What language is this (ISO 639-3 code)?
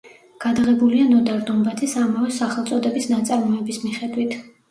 kat